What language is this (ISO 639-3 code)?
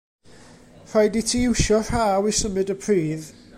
cym